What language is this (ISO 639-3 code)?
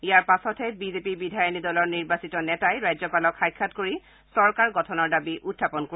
asm